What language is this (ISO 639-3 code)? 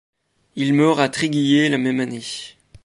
fra